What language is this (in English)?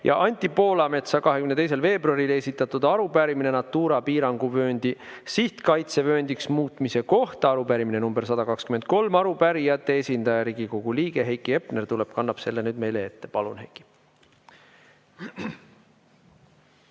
Estonian